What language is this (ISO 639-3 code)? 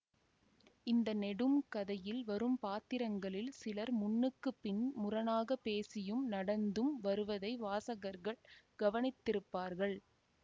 tam